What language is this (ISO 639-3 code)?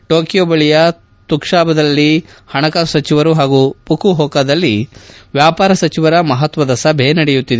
kan